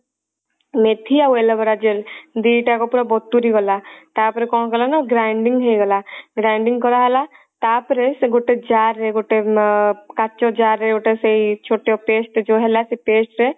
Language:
Odia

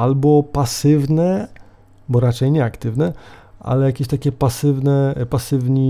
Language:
Polish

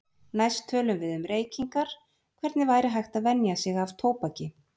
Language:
Icelandic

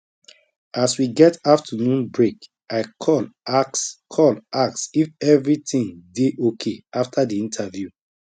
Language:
Nigerian Pidgin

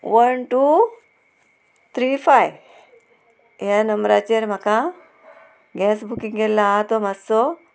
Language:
Konkani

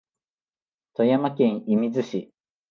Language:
Japanese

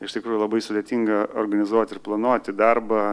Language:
Lithuanian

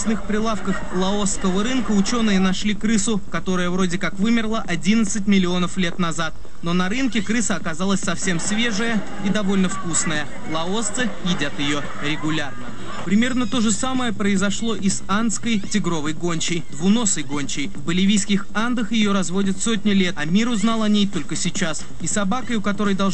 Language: Russian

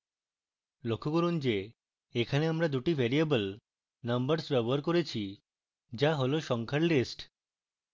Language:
Bangla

